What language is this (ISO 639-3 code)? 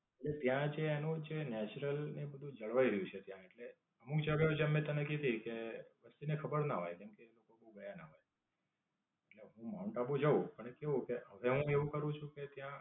guj